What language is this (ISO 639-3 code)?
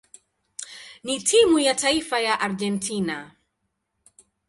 swa